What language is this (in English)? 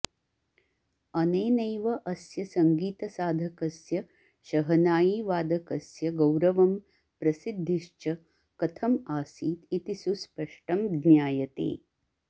Sanskrit